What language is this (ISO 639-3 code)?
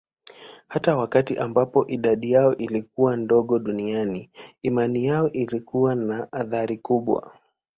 swa